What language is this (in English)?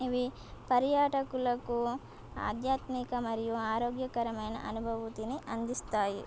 Telugu